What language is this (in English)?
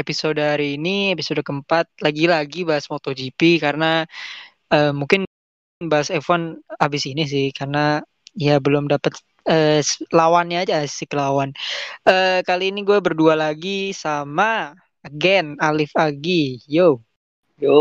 Indonesian